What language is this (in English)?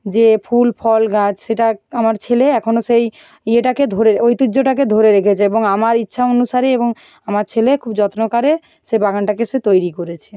Bangla